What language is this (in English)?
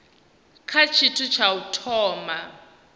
Venda